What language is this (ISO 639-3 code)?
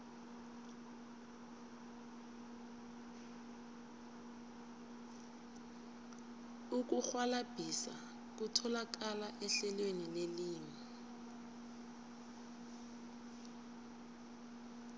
nbl